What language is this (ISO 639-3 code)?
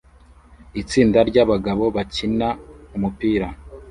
kin